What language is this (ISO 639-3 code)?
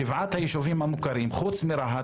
heb